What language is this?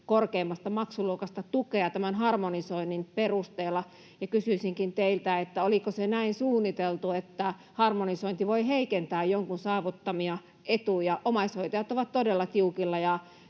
Finnish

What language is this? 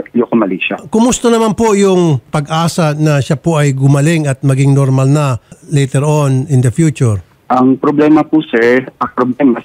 Filipino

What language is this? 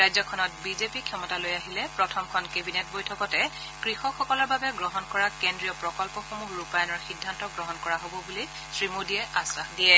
Assamese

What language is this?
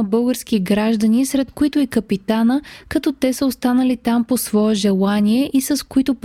Bulgarian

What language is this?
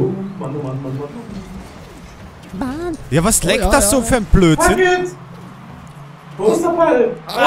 German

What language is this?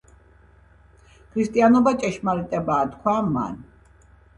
Georgian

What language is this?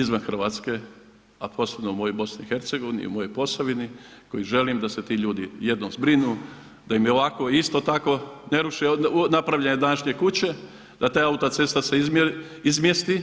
Croatian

